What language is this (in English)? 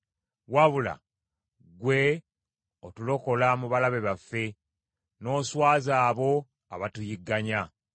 Ganda